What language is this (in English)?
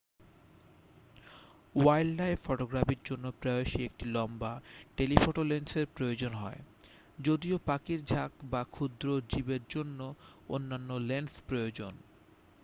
Bangla